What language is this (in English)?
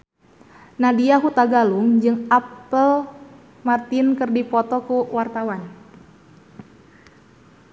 Sundanese